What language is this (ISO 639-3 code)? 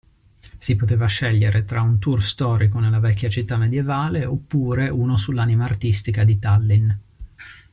ita